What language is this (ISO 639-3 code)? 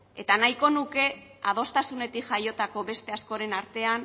eus